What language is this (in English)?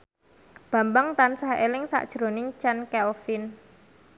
Javanese